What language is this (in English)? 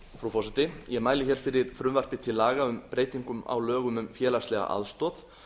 Icelandic